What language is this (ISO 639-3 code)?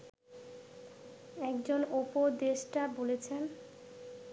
ben